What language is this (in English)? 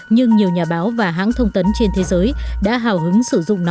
Vietnamese